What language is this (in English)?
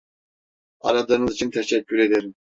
Turkish